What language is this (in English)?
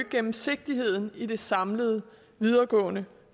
Danish